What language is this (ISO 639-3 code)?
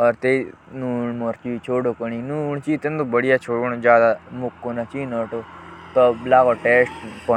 jns